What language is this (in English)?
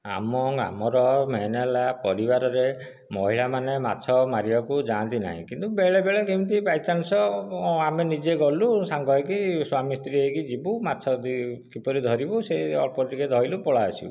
Odia